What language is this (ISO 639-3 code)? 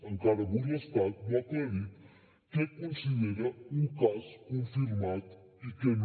cat